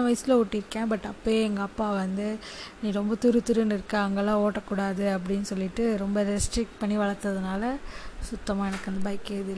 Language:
Tamil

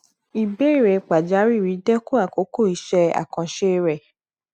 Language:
Yoruba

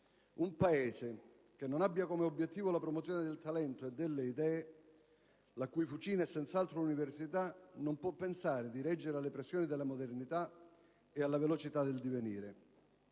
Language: Italian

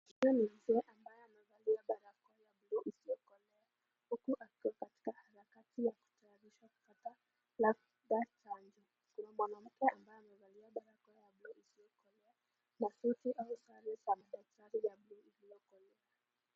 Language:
Swahili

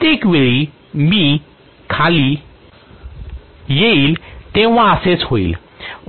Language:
Marathi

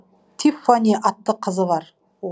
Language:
Kazakh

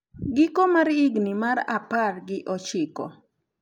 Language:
Luo (Kenya and Tanzania)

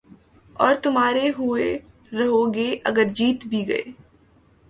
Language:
Urdu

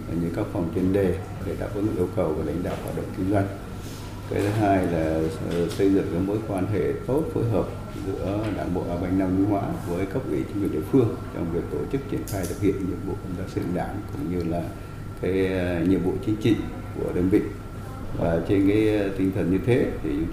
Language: Vietnamese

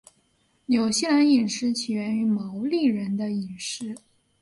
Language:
Chinese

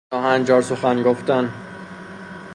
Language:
Persian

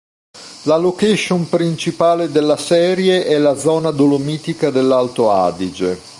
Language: Italian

